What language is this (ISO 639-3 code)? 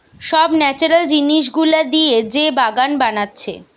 ben